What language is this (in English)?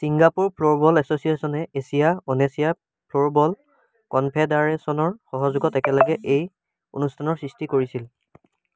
Assamese